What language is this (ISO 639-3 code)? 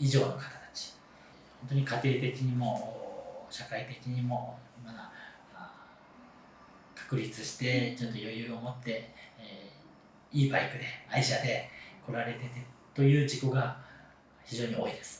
jpn